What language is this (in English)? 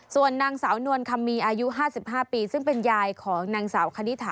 Thai